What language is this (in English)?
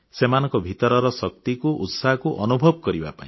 Odia